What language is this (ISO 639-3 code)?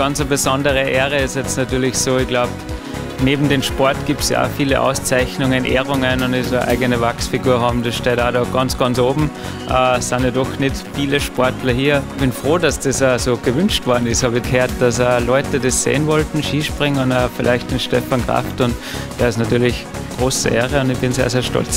deu